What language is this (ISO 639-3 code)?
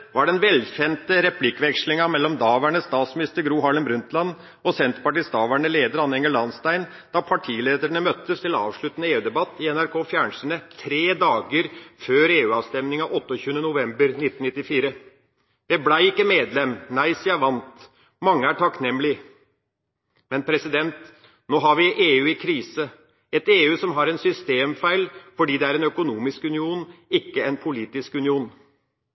nob